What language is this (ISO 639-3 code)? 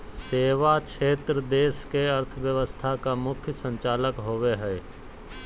mag